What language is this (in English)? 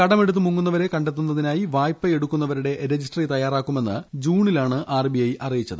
Malayalam